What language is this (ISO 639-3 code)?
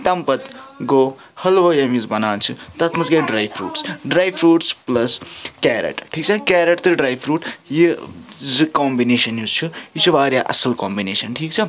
kas